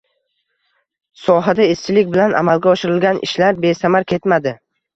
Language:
Uzbek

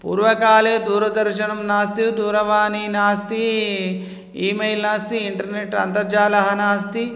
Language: Sanskrit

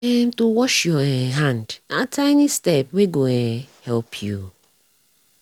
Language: Nigerian Pidgin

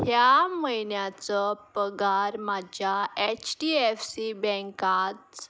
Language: Konkani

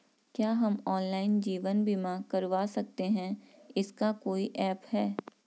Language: Hindi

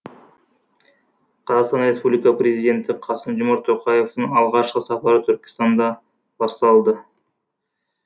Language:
Kazakh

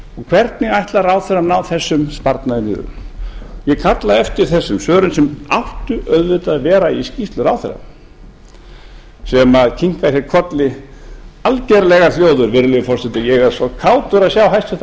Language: Icelandic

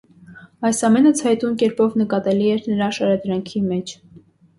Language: Armenian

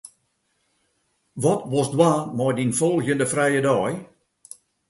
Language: Western Frisian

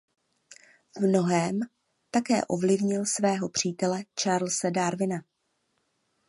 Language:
Czech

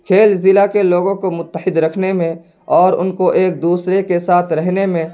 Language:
Urdu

